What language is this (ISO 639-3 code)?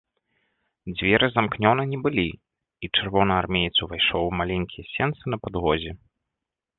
bel